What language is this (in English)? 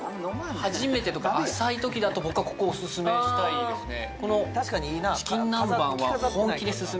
Japanese